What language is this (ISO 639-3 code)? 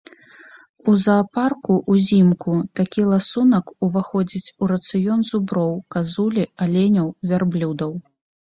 bel